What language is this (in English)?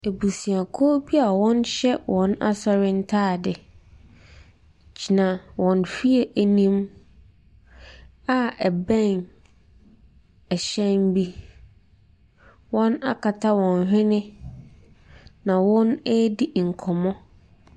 Akan